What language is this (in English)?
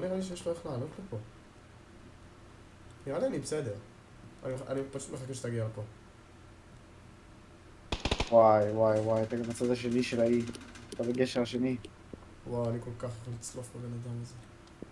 Hebrew